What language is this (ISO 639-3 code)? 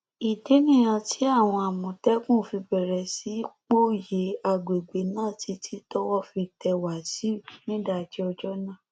yor